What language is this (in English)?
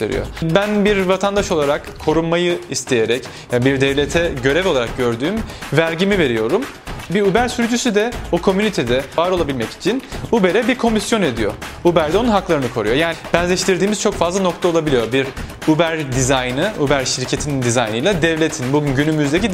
Turkish